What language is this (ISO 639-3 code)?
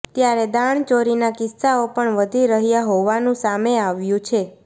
guj